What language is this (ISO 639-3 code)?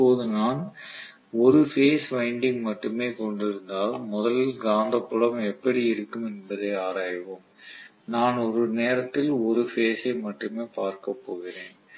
tam